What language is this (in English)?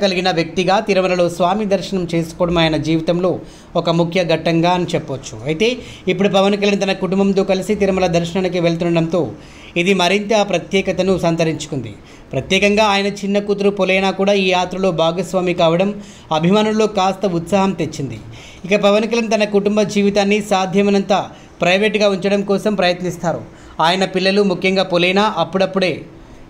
Telugu